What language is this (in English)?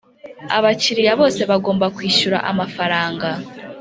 Kinyarwanda